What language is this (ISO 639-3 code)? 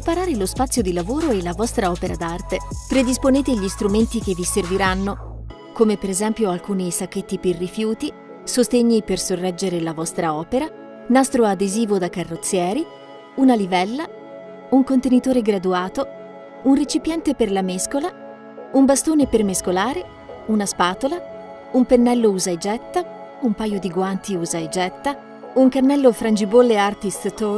ita